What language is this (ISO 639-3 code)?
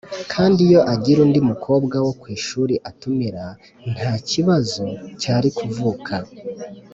kin